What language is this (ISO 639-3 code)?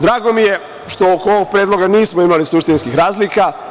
srp